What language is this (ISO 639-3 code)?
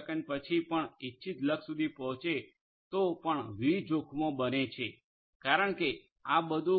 guj